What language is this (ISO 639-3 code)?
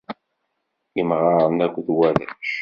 kab